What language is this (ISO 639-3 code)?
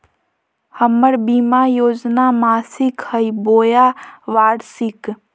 mag